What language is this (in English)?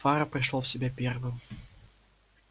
Russian